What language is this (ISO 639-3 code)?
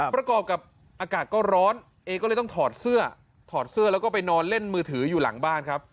tha